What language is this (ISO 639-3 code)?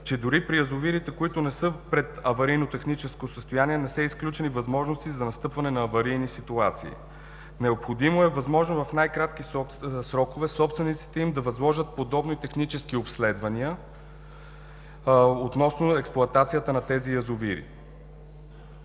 bul